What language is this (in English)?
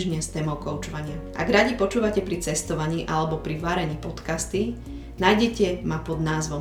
Slovak